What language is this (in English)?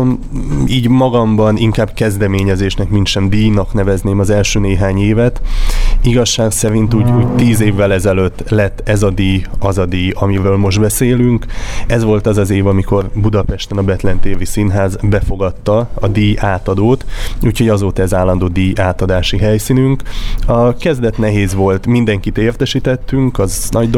Hungarian